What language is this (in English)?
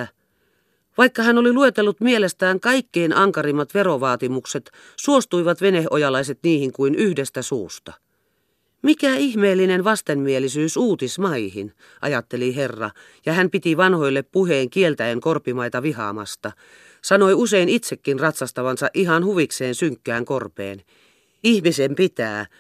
Finnish